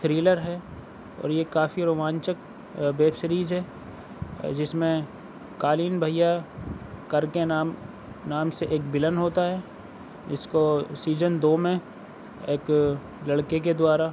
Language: Urdu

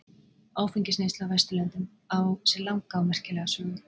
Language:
Icelandic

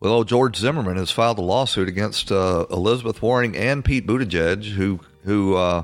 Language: English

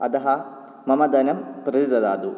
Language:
Sanskrit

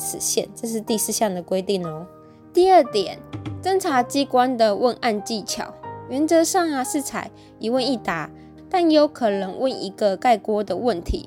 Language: Chinese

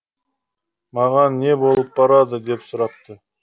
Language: Kazakh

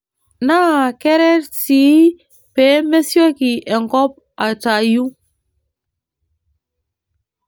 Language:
Masai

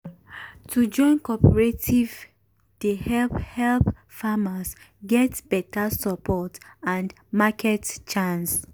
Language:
Nigerian Pidgin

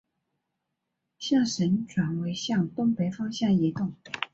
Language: Chinese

